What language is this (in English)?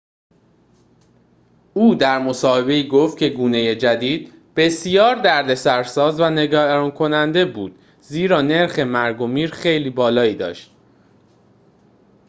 Persian